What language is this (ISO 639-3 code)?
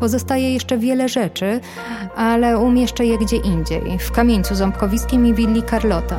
pol